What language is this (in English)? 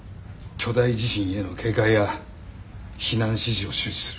Japanese